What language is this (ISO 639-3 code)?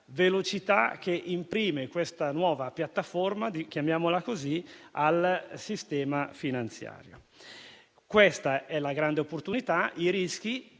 ita